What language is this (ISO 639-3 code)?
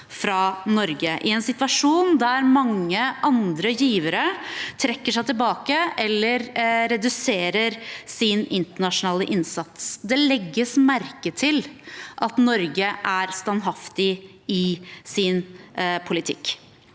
nor